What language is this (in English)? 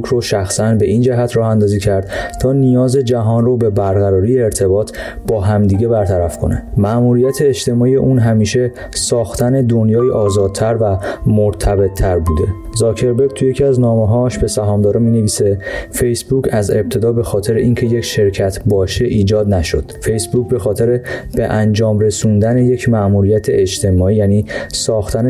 Persian